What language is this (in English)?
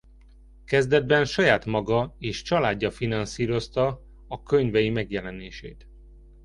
Hungarian